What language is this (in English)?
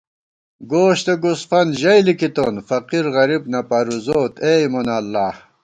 Gawar-Bati